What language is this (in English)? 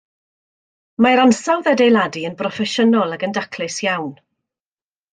Welsh